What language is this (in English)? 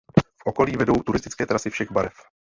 Czech